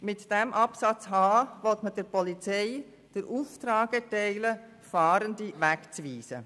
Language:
Swiss German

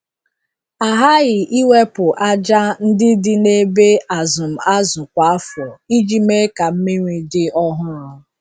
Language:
Igbo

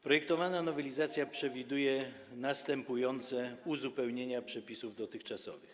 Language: Polish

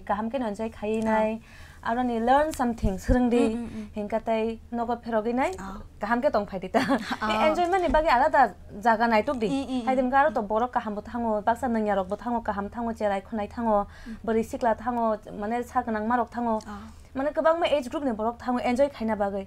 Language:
Korean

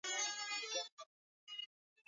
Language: Swahili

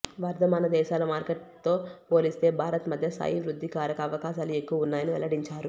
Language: Telugu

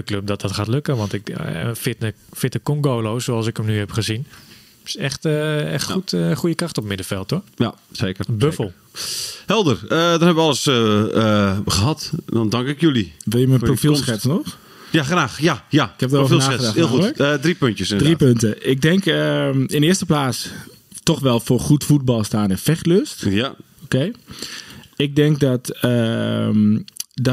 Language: Dutch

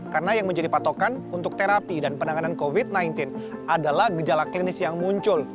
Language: Indonesian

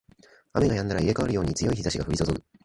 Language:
Japanese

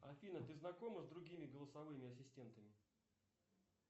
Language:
Russian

